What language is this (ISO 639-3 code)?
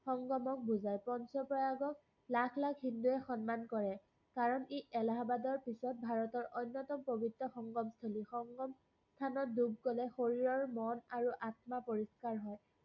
asm